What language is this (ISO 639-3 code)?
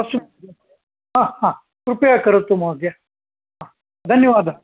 san